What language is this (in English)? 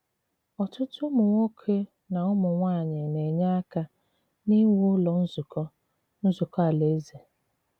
Igbo